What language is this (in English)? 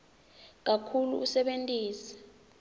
Swati